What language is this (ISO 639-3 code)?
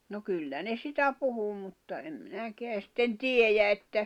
fin